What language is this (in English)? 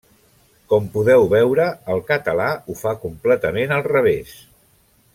Catalan